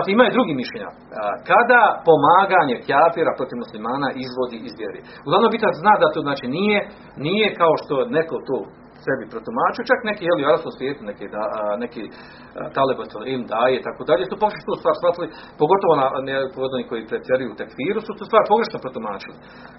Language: Croatian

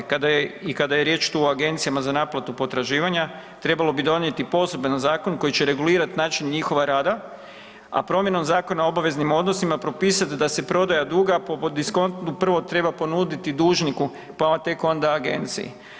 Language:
Croatian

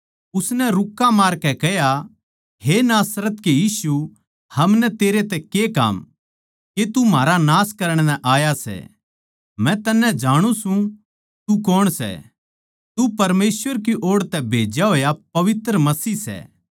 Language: Haryanvi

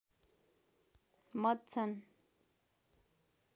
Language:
Nepali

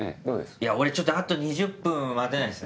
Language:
Japanese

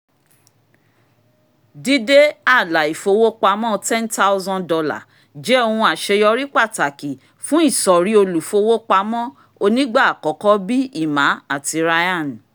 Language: Yoruba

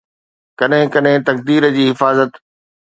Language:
Sindhi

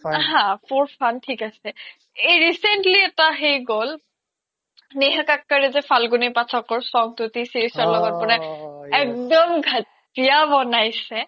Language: Assamese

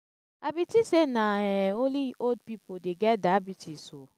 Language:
Nigerian Pidgin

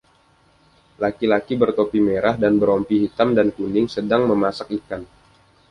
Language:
Indonesian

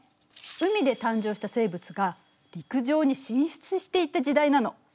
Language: Japanese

